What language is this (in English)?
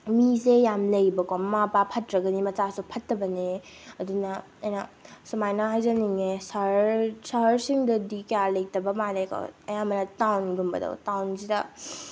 Manipuri